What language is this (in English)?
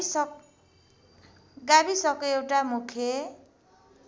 Nepali